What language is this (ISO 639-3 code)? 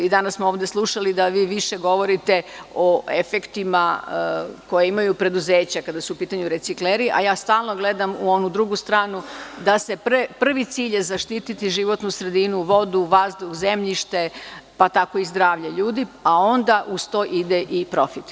srp